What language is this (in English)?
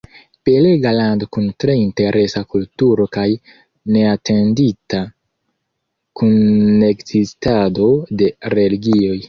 Esperanto